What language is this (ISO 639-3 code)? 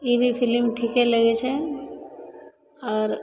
mai